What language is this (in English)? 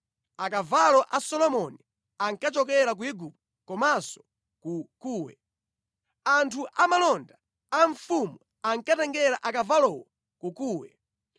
Nyanja